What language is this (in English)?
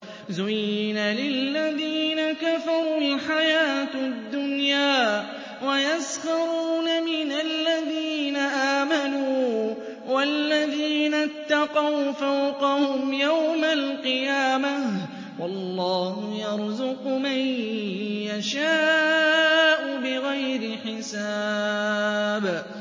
Arabic